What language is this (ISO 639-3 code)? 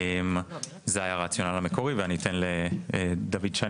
heb